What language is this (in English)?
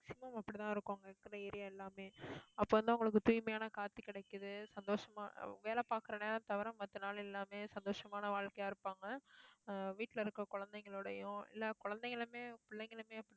Tamil